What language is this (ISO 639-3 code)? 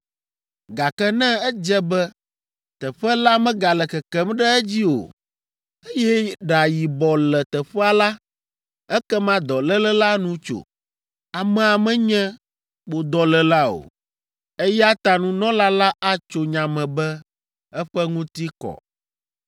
ewe